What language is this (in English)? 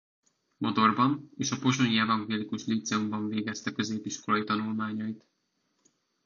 Hungarian